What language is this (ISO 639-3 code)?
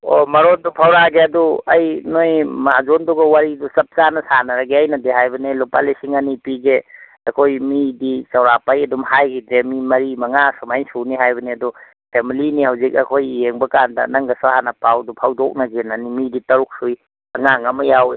mni